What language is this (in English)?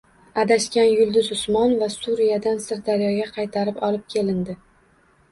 Uzbek